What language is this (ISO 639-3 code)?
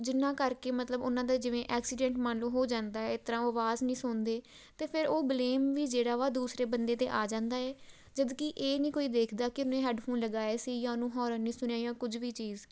pan